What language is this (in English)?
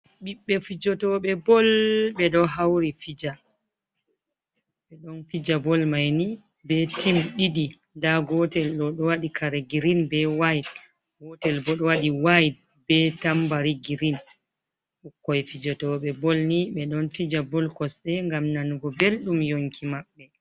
Fula